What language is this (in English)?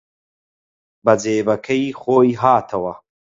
Central Kurdish